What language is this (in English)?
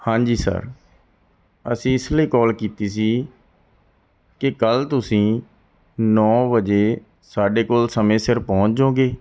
Punjabi